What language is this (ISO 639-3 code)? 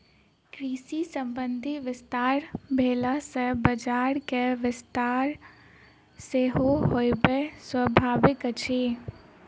mai